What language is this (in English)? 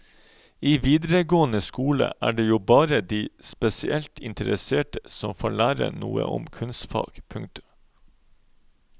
Norwegian